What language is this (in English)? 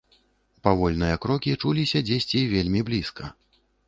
Belarusian